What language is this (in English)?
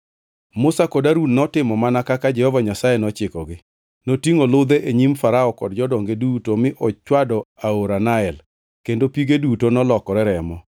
Luo (Kenya and Tanzania)